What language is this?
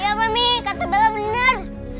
Indonesian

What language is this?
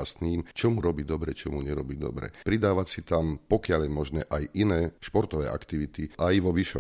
Slovak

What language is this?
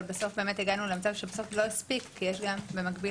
Hebrew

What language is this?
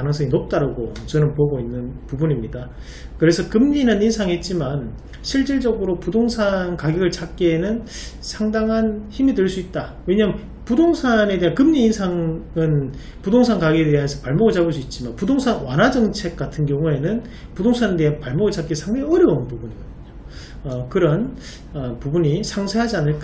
Korean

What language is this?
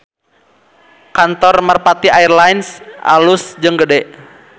Sundanese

